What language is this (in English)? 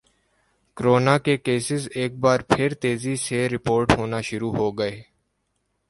Urdu